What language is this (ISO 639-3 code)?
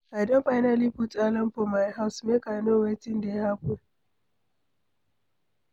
pcm